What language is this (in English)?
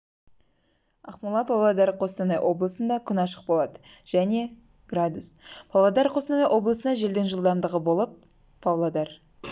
Kazakh